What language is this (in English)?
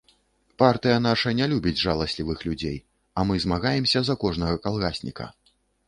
Belarusian